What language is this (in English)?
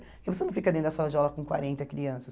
Portuguese